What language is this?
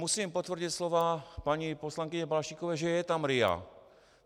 Czech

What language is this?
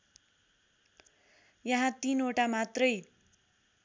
Nepali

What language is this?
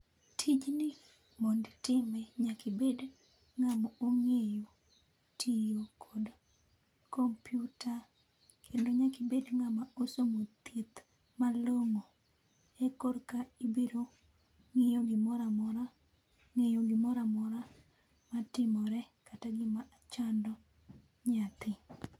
Luo (Kenya and Tanzania)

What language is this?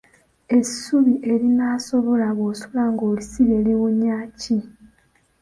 Ganda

